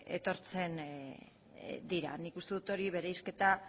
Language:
Basque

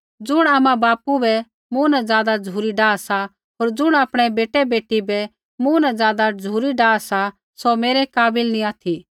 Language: Kullu Pahari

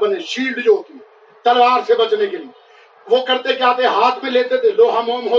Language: Urdu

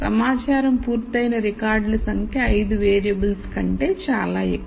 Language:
Telugu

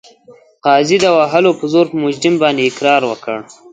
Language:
Pashto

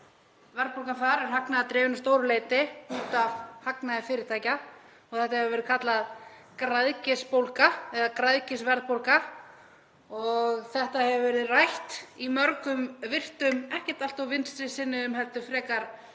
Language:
Icelandic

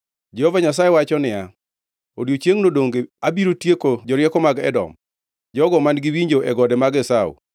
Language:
Luo (Kenya and Tanzania)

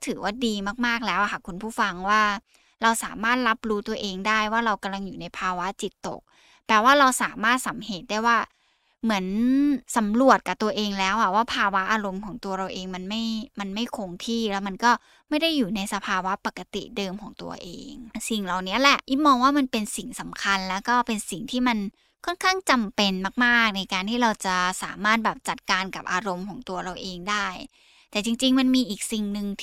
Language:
Thai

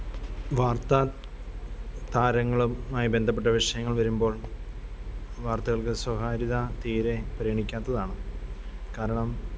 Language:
Malayalam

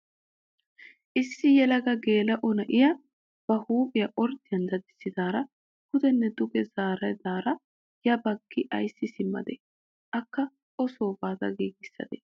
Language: Wolaytta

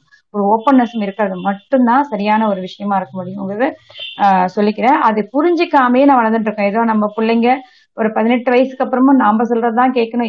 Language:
Tamil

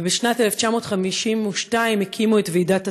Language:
Hebrew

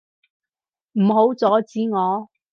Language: Cantonese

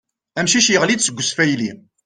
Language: Kabyle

